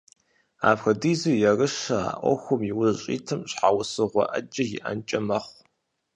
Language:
Kabardian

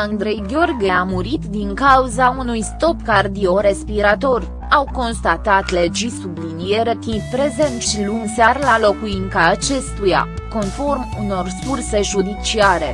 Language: Romanian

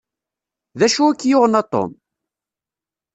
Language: Kabyle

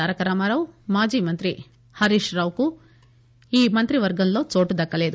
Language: Telugu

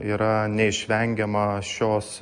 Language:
Lithuanian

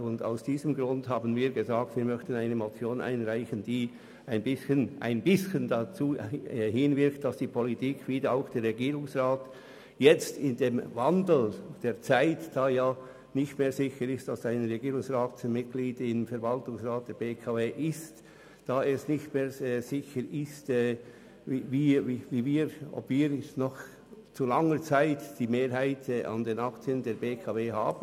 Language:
Swiss German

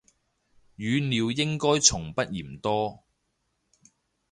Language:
Cantonese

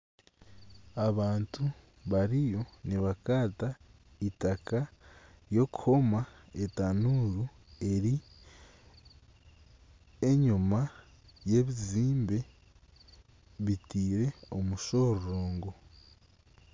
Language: Nyankole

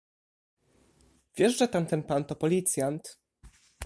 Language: Polish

